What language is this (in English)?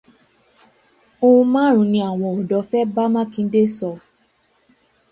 Yoruba